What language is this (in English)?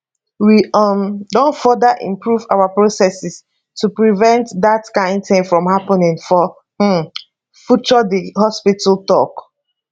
Nigerian Pidgin